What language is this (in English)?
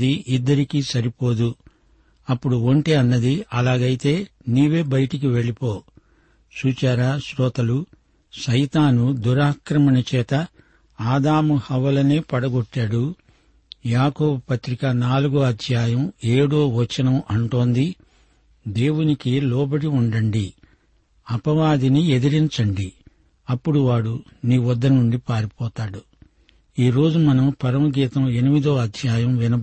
Telugu